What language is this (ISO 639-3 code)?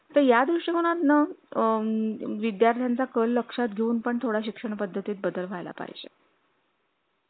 mar